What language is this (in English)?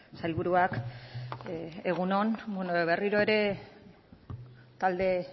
Basque